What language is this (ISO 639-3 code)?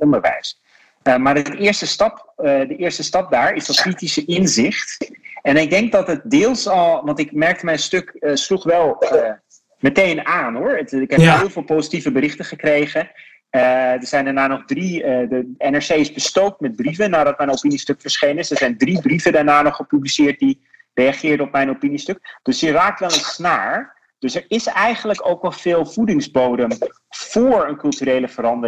nld